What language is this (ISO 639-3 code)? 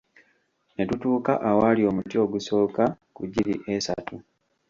lug